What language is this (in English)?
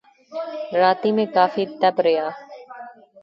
Pahari-Potwari